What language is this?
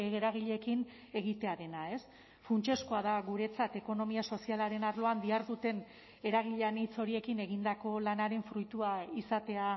Basque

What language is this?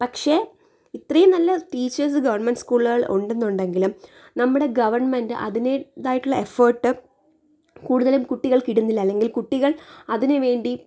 Malayalam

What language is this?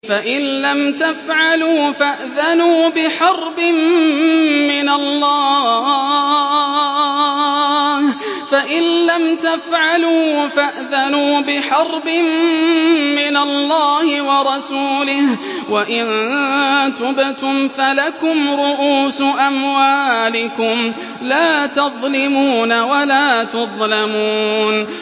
Arabic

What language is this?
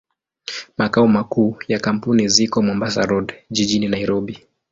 Swahili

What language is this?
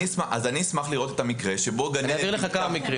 Hebrew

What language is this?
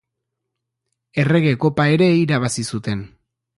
Basque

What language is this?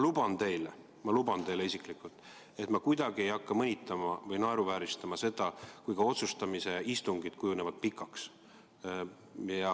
Estonian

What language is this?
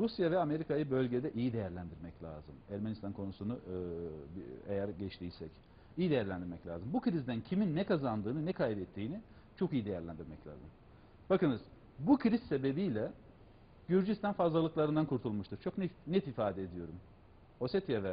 Turkish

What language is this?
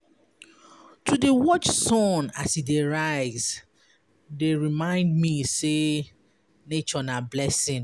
Nigerian Pidgin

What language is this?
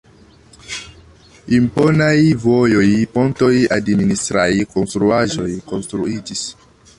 Esperanto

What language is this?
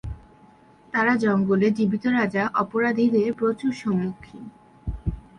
Bangla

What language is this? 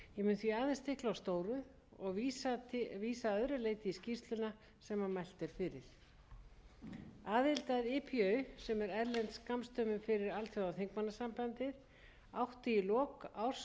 Icelandic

